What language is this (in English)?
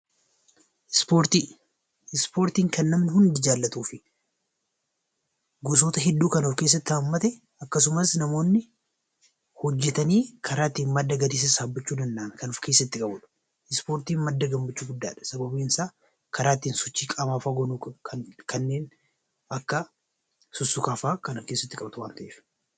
Oromo